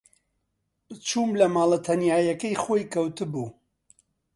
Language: Central Kurdish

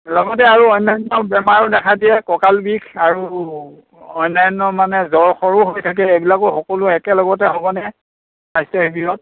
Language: Assamese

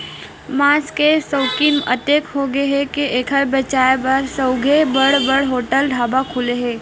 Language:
Chhattisgarhi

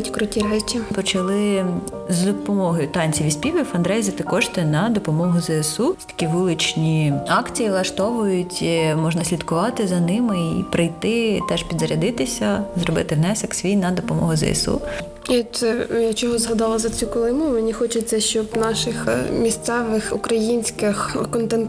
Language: Ukrainian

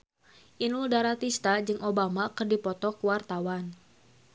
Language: Sundanese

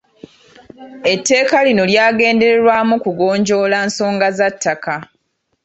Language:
Ganda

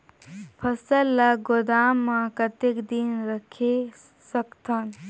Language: Chhattisgarhi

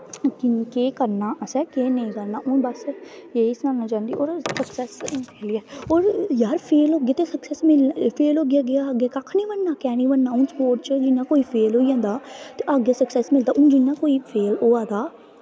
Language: Dogri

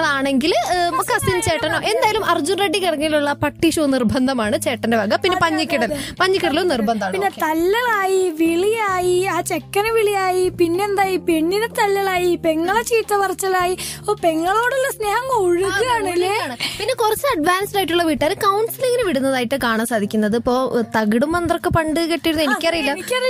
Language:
Malayalam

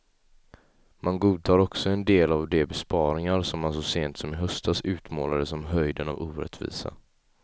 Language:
Swedish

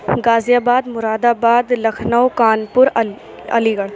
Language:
Urdu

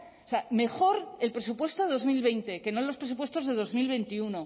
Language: Spanish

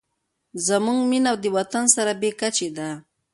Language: Pashto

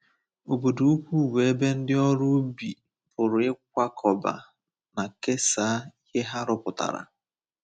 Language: Igbo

